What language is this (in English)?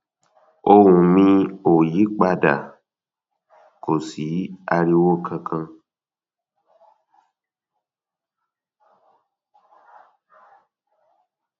Yoruba